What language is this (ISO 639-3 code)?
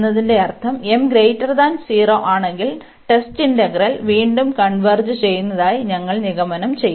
mal